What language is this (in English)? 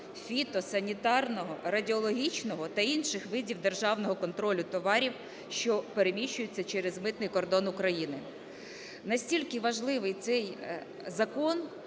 Ukrainian